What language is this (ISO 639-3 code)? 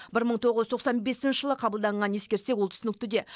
kaz